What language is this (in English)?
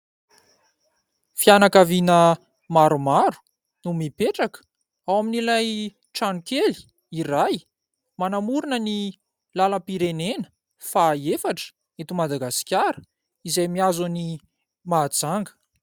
Malagasy